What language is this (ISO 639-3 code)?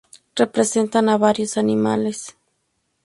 spa